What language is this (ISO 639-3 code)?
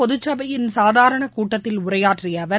tam